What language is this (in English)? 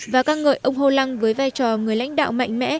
Vietnamese